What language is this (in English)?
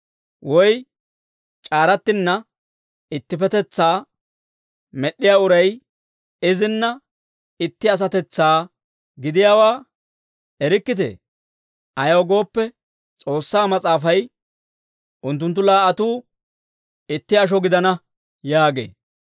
Dawro